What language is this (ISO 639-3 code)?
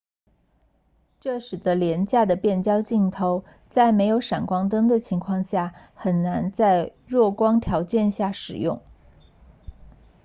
zho